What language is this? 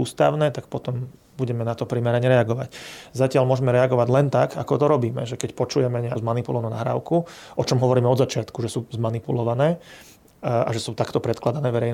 Slovak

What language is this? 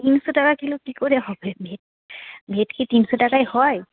Bangla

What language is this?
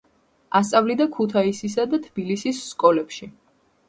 Georgian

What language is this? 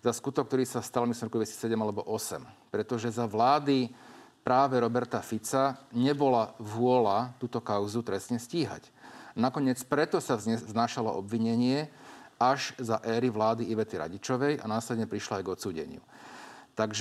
Slovak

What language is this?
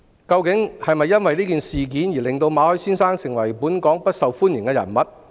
Cantonese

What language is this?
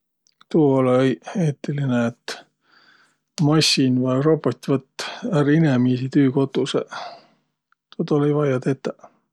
Võro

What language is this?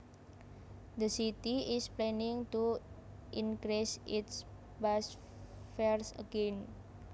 Javanese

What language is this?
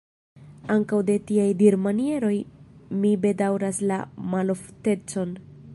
Esperanto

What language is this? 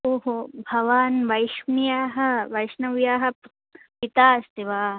Sanskrit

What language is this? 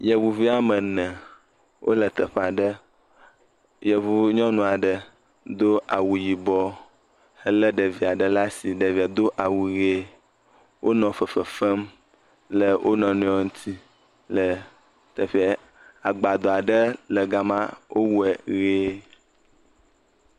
Ewe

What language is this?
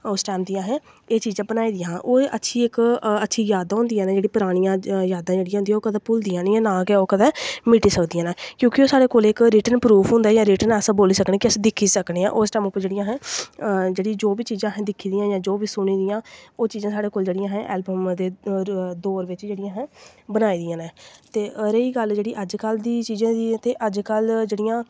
Dogri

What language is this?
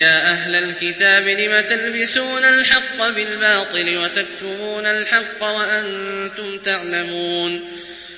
Arabic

